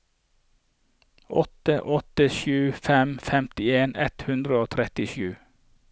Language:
Norwegian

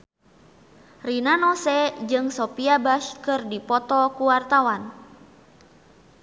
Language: Sundanese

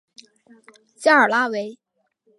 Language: Chinese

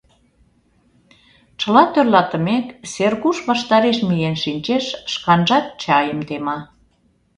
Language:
Mari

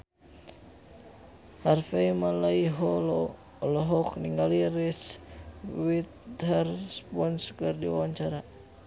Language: Sundanese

